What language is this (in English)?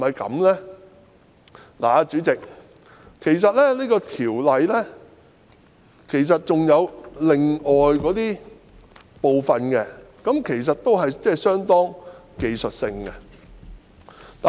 Cantonese